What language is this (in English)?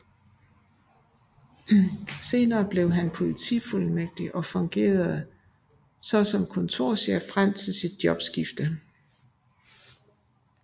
Danish